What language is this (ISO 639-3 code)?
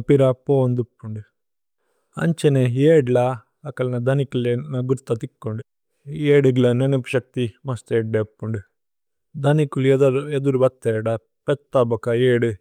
tcy